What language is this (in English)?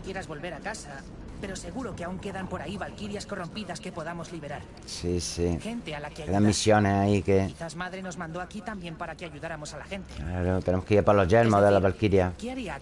Spanish